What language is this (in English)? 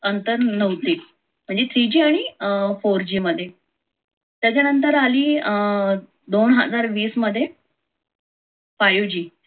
Marathi